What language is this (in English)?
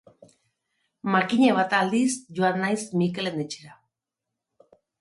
Basque